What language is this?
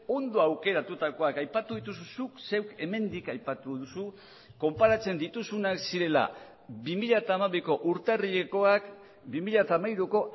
Basque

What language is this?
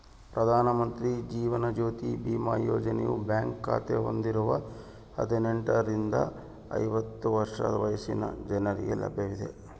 Kannada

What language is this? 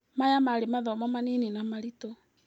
Kikuyu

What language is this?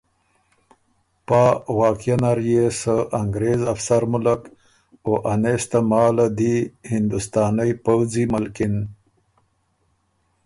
Ormuri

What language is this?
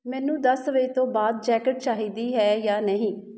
Punjabi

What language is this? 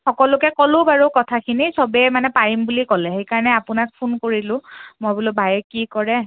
Assamese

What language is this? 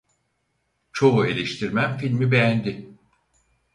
Turkish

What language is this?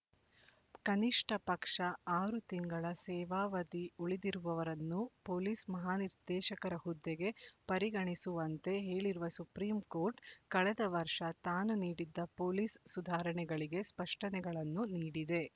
Kannada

